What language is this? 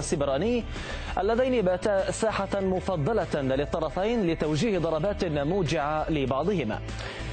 Arabic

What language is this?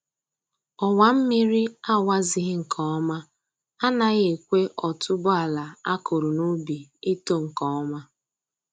Igbo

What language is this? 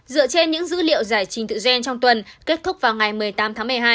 Vietnamese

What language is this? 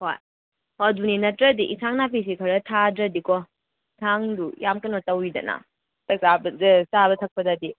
Manipuri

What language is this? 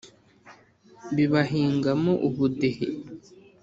Kinyarwanda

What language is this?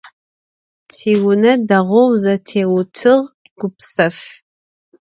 Adyghe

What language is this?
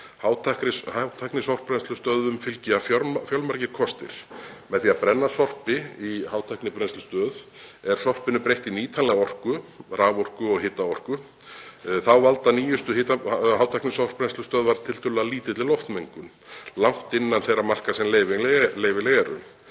Icelandic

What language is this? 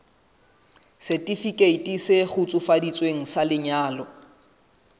Southern Sotho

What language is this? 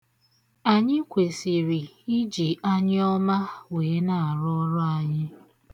Igbo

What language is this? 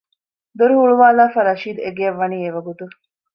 Divehi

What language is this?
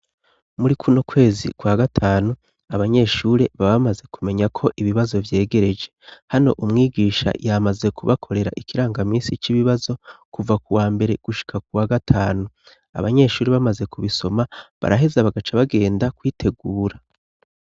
Rundi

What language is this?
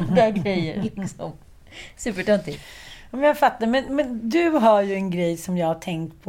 Swedish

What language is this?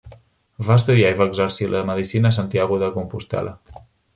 Catalan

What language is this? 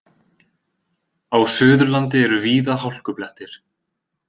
Icelandic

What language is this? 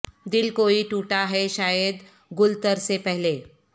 Urdu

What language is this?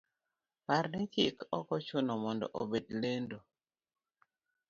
Luo (Kenya and Tanzania)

